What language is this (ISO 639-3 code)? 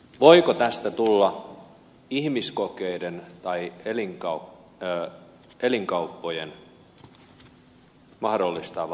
fin